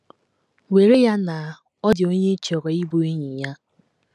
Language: Igbo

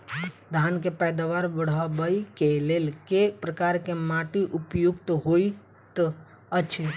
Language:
Maithili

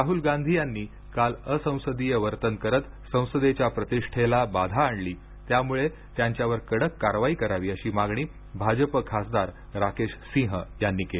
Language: Marathi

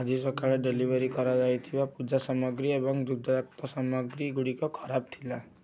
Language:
Odia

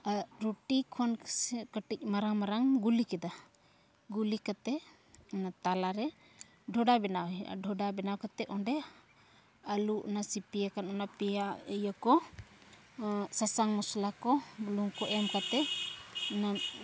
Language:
Santali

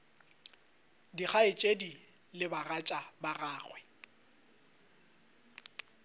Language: Northern Sotho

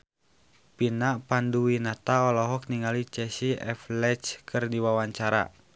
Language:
Sundanese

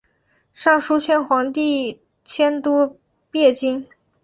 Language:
Chinese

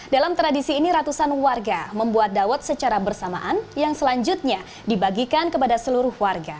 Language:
Indonesian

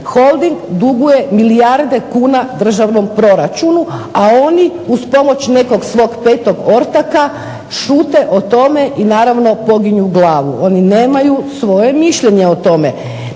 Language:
Croatian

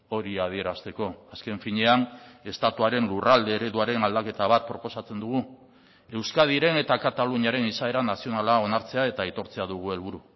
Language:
Basque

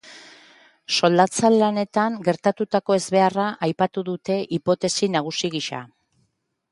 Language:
Basque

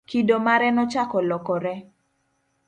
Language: Luo (Kenya and Tanzania)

